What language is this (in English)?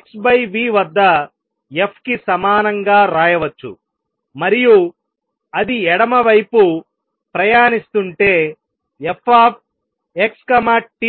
Telugu